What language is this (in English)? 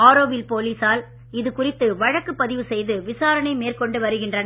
Tamil